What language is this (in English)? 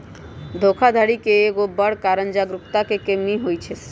Magahi